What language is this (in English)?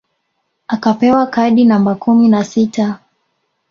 Swahili